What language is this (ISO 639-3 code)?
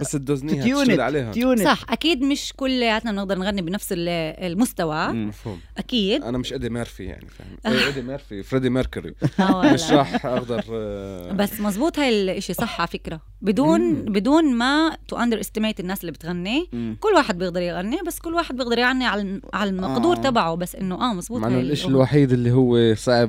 ara